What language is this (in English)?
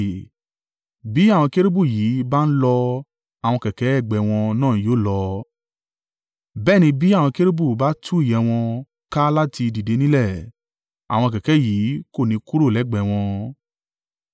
Yoruba